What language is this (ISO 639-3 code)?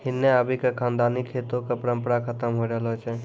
mai